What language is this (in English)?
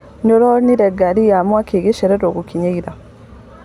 Kikuyu